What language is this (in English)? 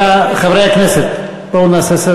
Hebrew